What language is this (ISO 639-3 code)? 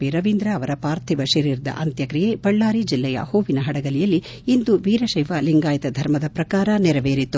kan